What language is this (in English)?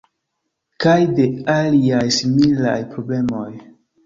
Esperanto